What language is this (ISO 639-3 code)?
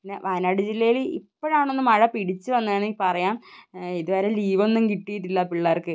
mal